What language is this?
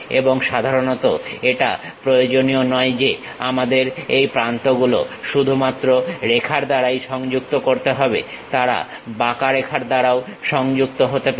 Bangla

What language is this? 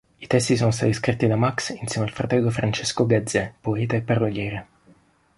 Italian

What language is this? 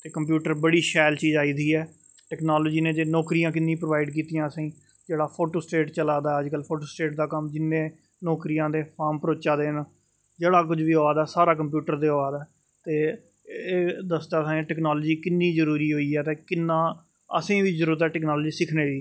Dogri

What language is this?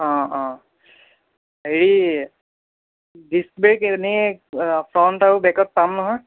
Assamese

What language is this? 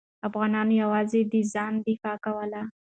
Pashto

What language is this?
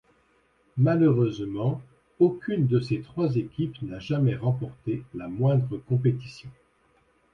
French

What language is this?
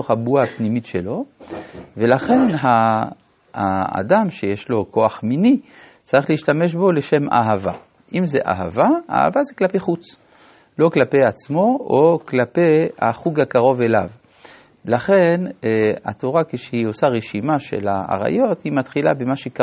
Hebrew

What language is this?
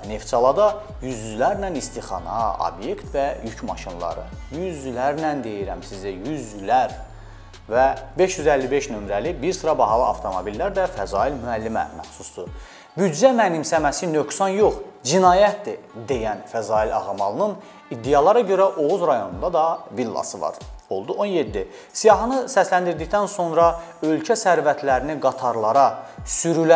Turkish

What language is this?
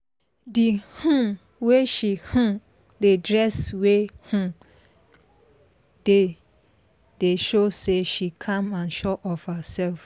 Nigerian Pidgin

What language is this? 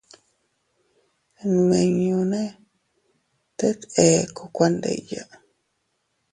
Teutila Cuicatec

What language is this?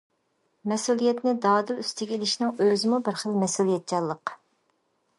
Uyghur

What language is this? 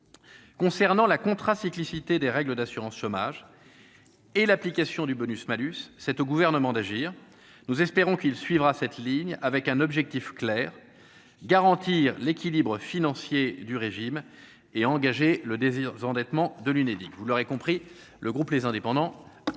French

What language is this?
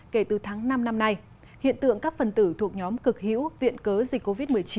Vietnamese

